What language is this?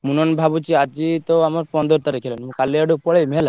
Odia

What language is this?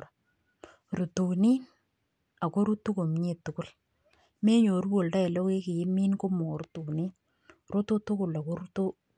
Kalenjin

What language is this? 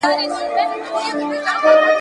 Pashto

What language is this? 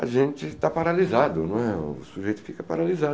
Portuguese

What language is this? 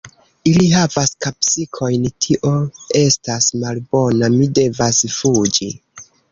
Esperanto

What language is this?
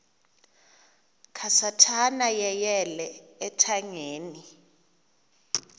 Xhosa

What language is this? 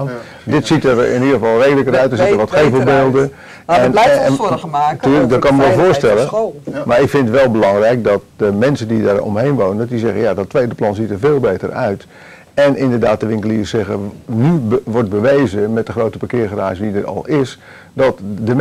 Dutch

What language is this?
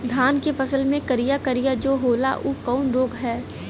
Bhojpuri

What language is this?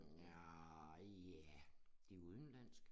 Danish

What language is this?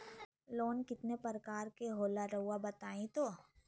Magahi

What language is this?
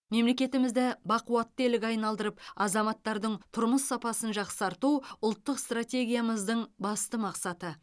Kazakh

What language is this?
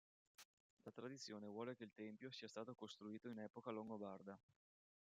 Italian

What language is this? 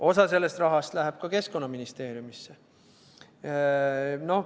Estonian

